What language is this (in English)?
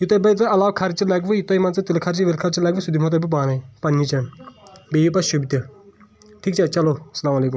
Kashmiri